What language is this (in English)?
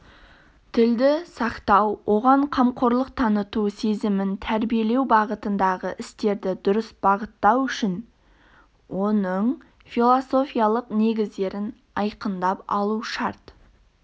Kazakh